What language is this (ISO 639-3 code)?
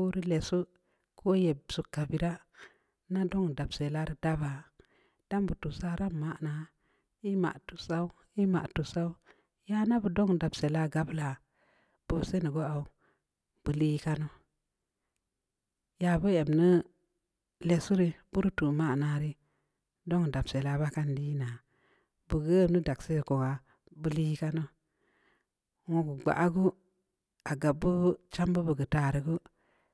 ndi